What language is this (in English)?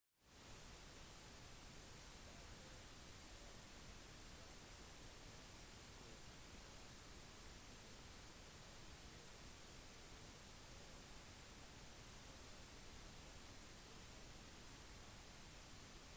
Norwegian Bokmål